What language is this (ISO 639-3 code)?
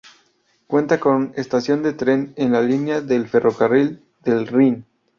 spa